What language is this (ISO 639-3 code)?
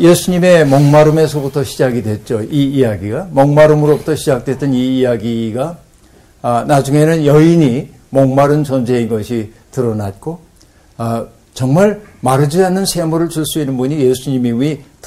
kor